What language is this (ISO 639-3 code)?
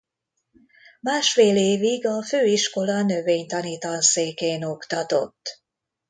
hun